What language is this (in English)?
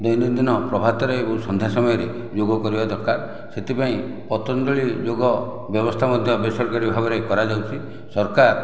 Odia